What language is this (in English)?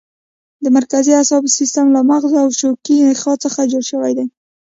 Pashto